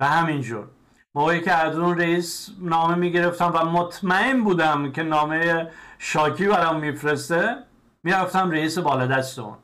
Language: Persian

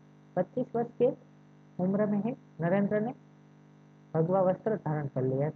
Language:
Hindi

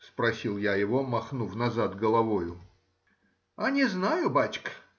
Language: Russian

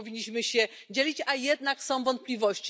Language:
Polish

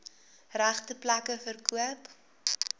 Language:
Afrikaans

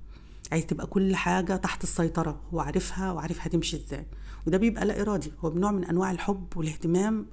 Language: Arabic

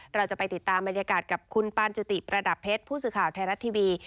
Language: Thai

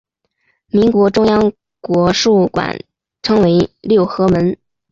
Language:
Chinese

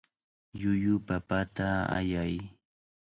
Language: Cajatambo North Lima Quechua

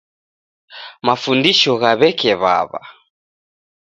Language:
Taita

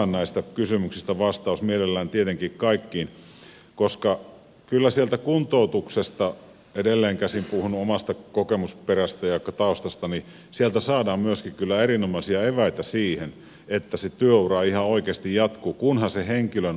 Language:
Finnish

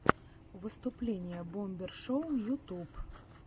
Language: Russian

